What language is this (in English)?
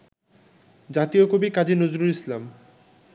Bangla